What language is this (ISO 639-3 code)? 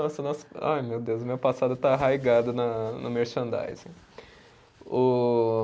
por